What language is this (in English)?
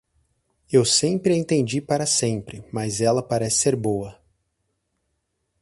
Portuguese